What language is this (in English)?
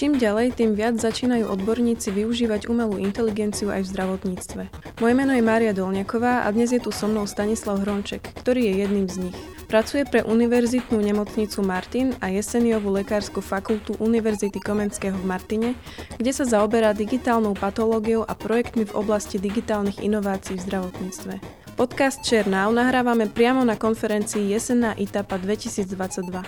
Slovak